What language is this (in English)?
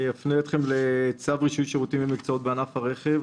Hebrew